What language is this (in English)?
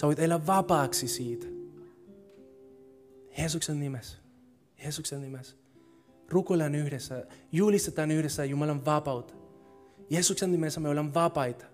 Finnish